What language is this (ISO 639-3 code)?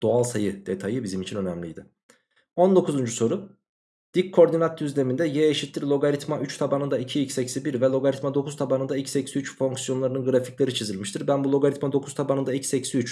tur